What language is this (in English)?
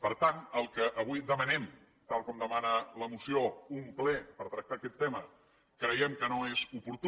Catalan